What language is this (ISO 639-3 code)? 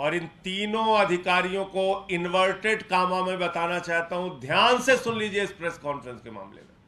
hin